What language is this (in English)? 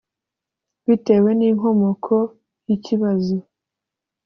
Kinyarwanda